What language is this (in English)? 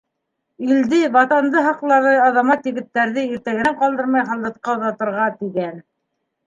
Bashkir